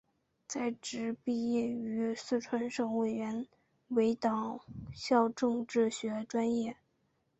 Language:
Chinese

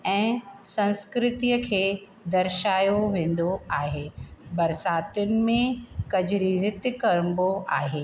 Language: Sindhi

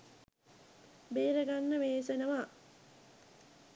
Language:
Sinhala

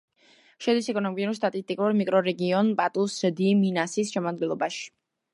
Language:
Georgian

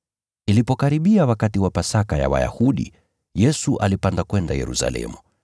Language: Swahili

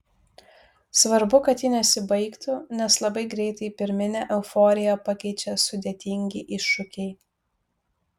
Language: Lithuanian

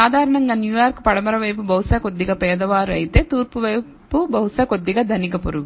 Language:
Telugu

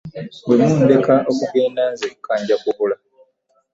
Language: Ganda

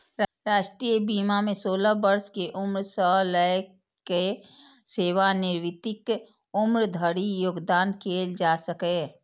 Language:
Maithili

